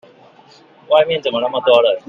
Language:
Chinese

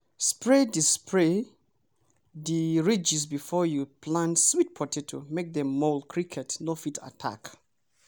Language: Nigerian Pidgin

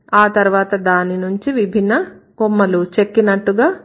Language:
Telugu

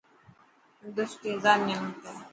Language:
Dhatki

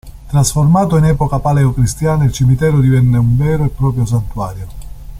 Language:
Italian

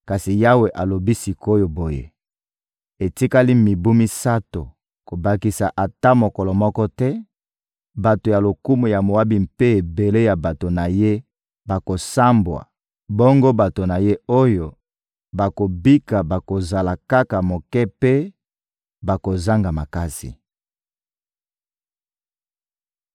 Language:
Lingala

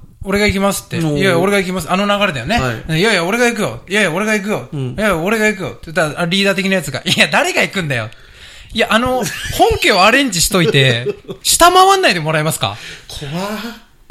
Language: Japanese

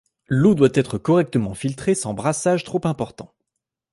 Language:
French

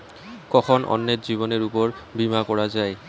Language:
Bangla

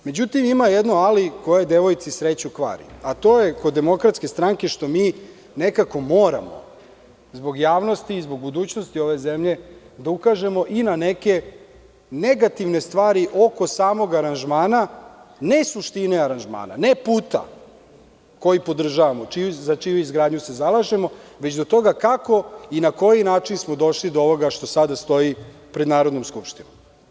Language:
Serbian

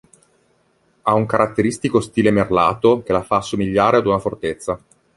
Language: Italian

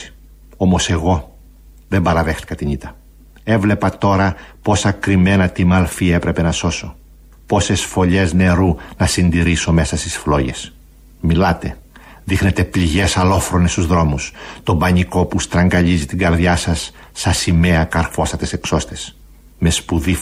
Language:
Greek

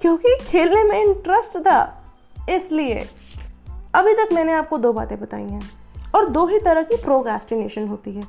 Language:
Hindi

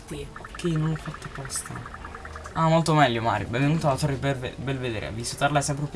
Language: Italian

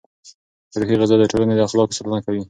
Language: Pashto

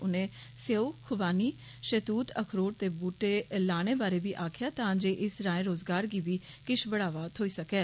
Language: Dogri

